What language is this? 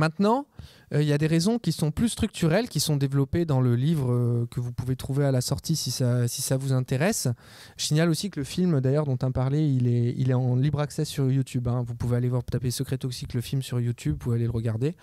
French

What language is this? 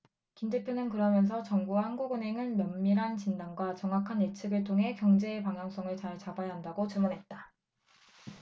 Korean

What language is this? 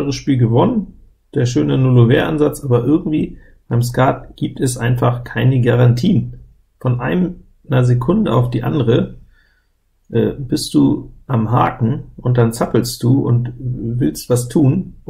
German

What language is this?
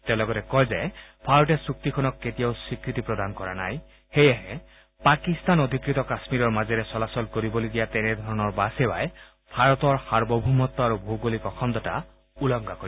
Assamese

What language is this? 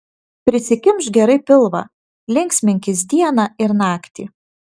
Lithuanian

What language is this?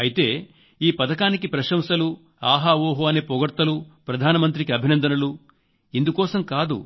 Telugu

